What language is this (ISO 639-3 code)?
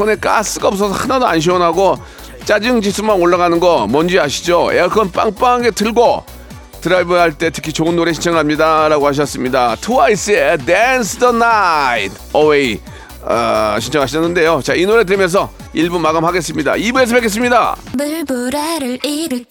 kor